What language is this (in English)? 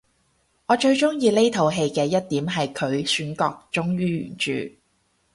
Cantonese